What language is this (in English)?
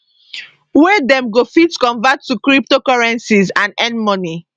Nigerian Pidgin